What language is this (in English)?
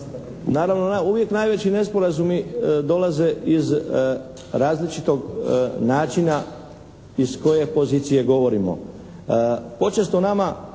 Croatian